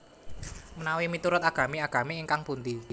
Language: Javanese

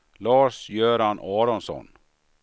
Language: Swedish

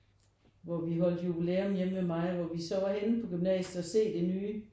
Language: Danish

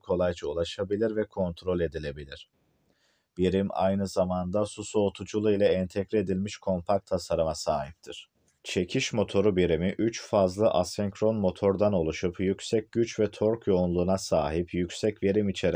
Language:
Turkish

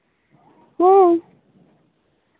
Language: Santali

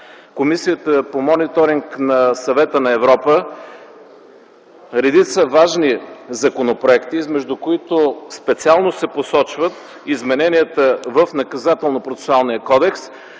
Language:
Bulgarian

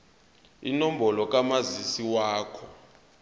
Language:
Zulu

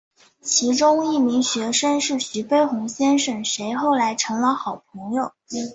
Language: Chinese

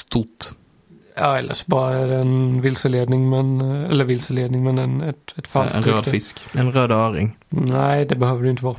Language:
Swedish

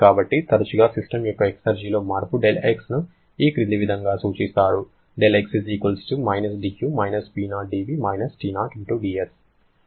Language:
Telugu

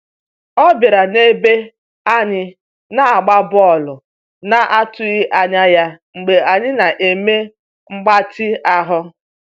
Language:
Igbo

